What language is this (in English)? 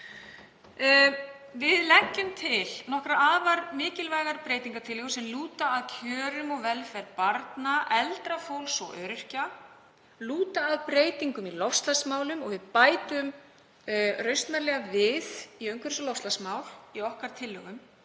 Icelandic